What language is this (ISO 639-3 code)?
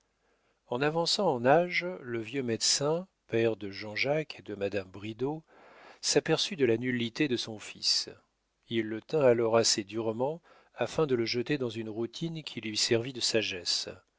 fra